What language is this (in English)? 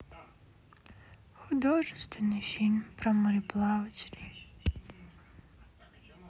Russian